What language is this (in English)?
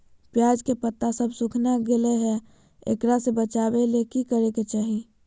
Magahi